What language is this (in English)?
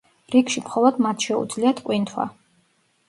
Georgian